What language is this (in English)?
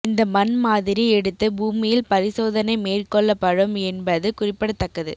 Tamil